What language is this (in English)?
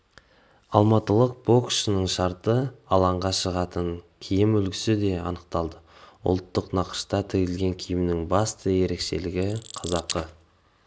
Kazakh